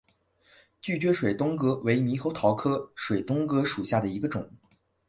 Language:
Chinese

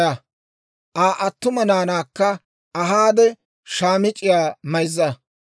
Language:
Dawro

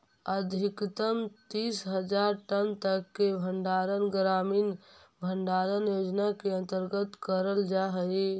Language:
Magahi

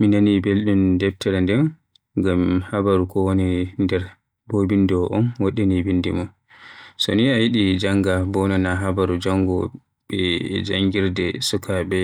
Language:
Western Niger Fulfulde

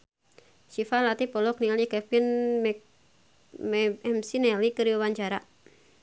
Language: Sundanese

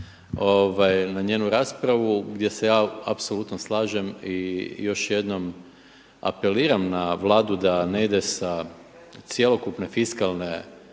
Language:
Croatian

